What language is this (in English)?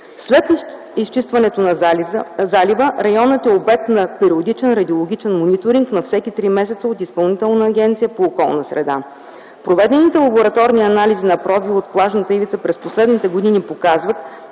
Bulgarian